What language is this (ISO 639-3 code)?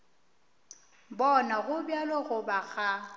nso